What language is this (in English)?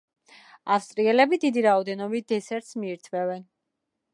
Georgian